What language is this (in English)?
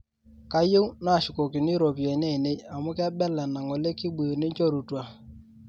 Masai